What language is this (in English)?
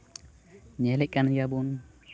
Santali